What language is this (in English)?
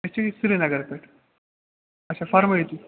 Kashmiri